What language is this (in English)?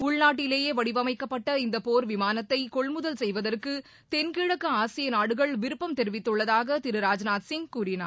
Tamil